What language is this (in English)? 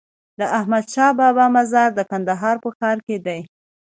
Pashto